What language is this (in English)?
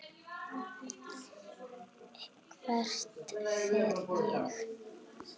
Icelandic